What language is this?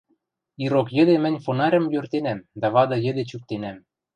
Western Mari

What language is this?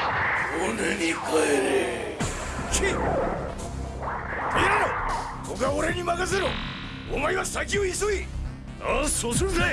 Japanese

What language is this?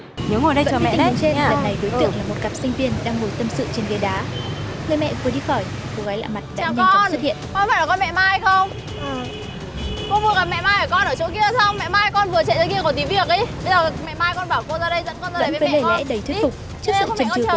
Vietnamese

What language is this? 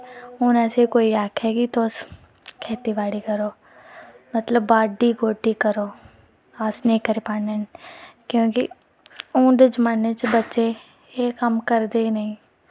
Dogri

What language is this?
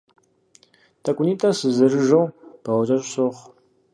Kabardian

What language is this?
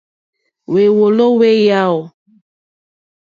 Mokpwe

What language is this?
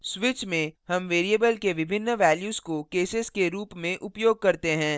Hindi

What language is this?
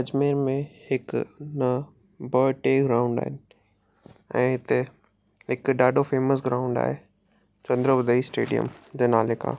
Sindhi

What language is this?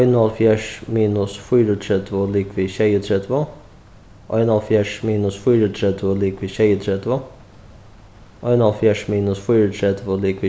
Faroese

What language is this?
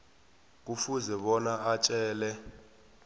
South Ndebele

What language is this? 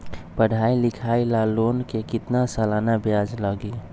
Magahi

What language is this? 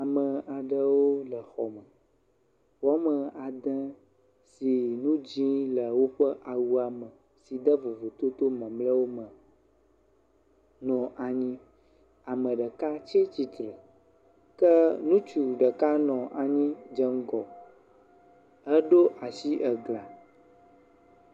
Ewe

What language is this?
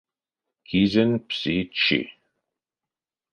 Erzya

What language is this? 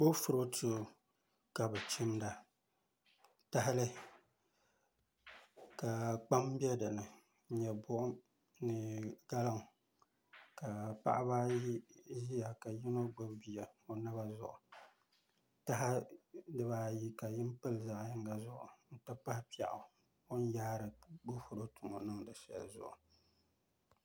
Dagbani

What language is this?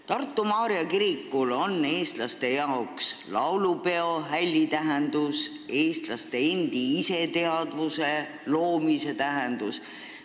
Estonian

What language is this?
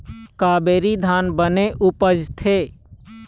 Chhattisgarhi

